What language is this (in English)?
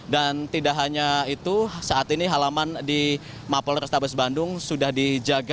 Indonesian